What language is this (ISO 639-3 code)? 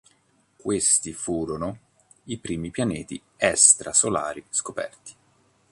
ita